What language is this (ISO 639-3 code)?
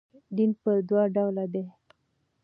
pus